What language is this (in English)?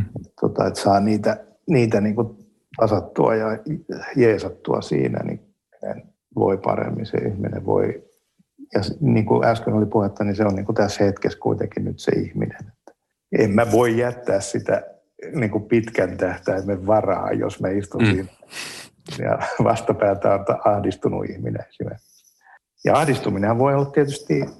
Finnish